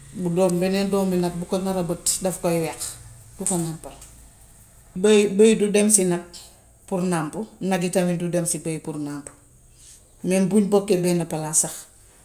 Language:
Gambian Wolof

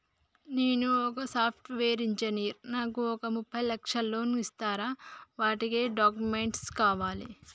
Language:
Telugu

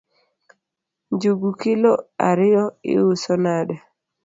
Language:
Luo (Kenya and Tanzania)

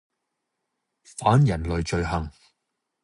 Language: Cantonese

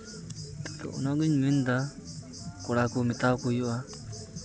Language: Santali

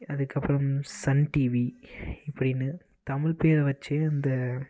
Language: Tamil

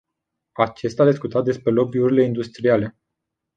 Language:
Romanian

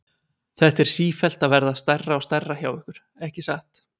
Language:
Icelandic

